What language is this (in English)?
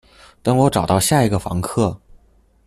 Chinese